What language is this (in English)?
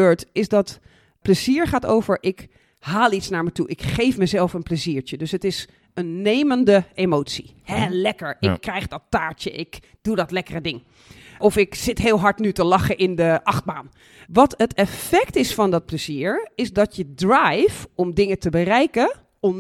Dutch